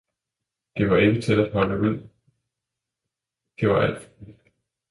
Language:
Danish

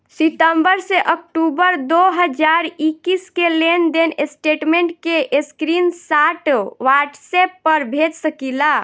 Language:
Bhojpuri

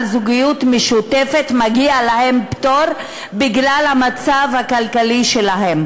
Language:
Hebrew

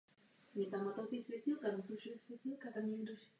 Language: Czech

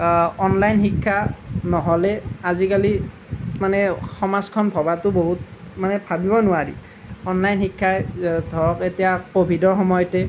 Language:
Assamese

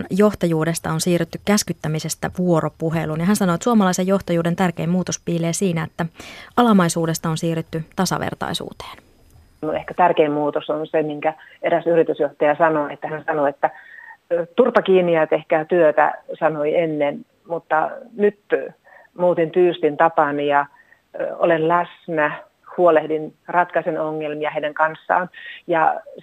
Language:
Finnish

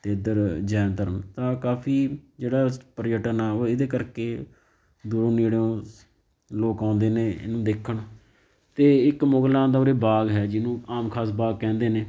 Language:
Punjabi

